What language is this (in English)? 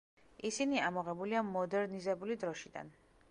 Georgian